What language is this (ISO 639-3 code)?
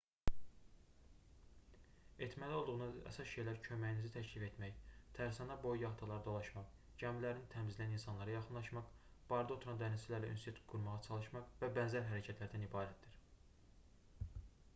aze